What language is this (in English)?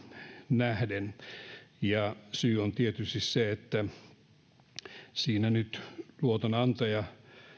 Finnish